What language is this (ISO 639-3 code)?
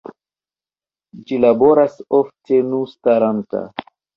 epo